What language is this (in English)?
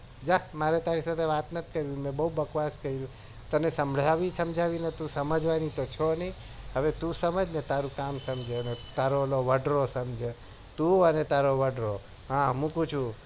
Gujarati